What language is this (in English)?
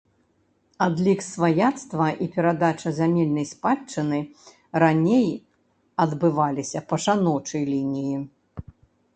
Belarusian